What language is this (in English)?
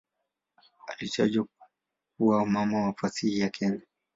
Swahili